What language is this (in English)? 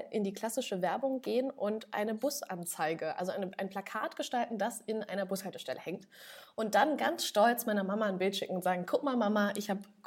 German